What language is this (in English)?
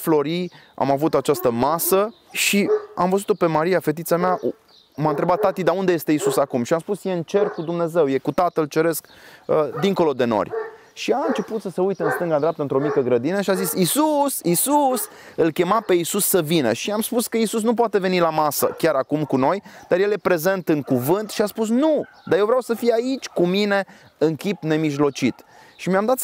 Romanian